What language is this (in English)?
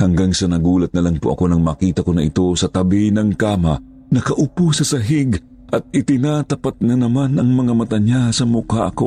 Filipino